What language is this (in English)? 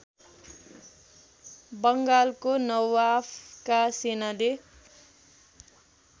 Nepali